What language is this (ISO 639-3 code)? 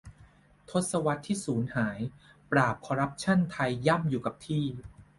tha